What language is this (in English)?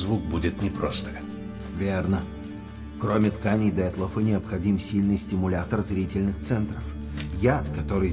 Russian